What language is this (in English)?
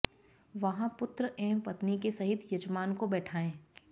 Sanskrit